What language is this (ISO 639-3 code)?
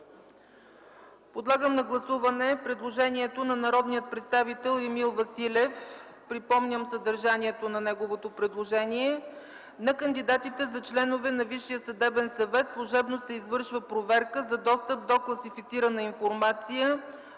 bul